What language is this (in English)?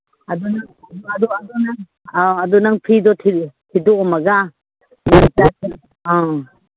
Manipuri